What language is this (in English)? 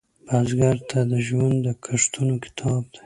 Pashto